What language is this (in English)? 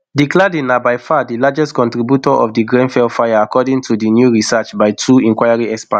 Nigerian Pidgin